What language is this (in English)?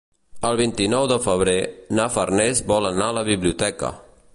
Catalan